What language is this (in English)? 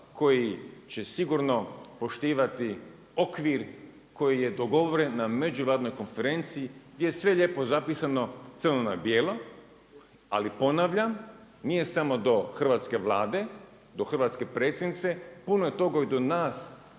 Croatian